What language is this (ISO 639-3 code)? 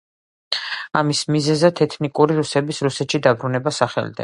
kat